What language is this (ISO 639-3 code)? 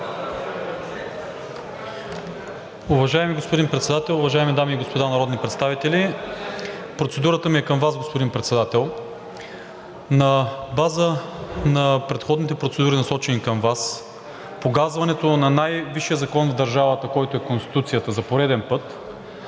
bul